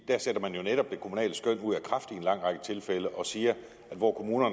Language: Danish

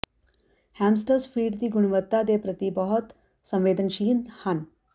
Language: Punjabi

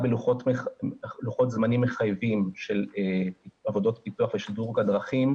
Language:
Hebrew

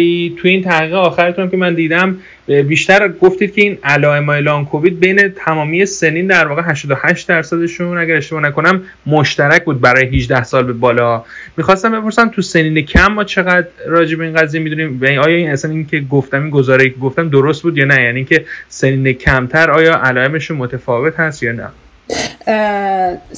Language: Persian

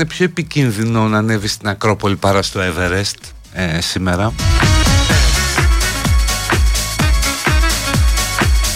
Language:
Greek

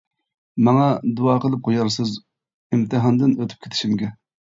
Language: Uyghur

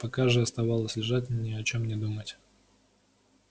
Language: Russian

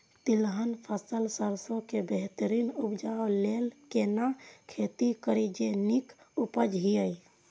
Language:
Maithili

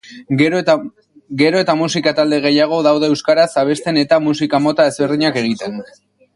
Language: Basque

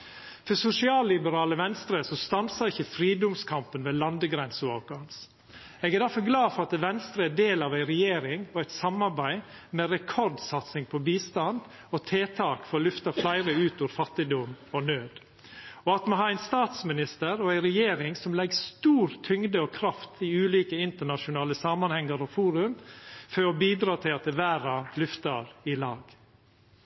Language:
Norwegian Nynorsk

